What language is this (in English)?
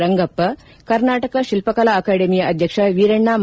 Kannada